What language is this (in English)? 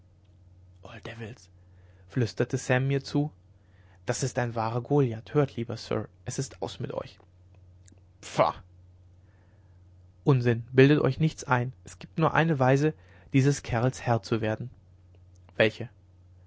German